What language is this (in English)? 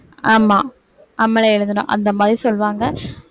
Tamil